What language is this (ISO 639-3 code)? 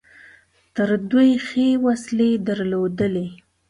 pus